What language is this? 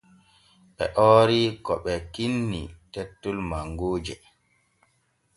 Borgu Fulfulde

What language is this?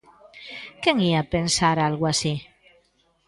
Galician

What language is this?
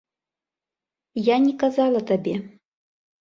Belarusian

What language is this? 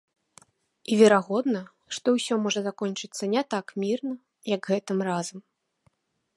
Belarusian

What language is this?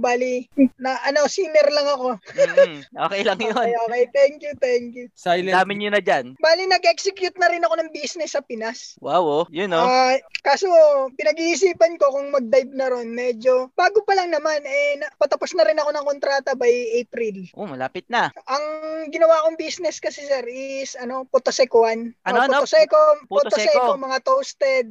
Filipino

